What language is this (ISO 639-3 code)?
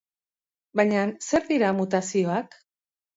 eus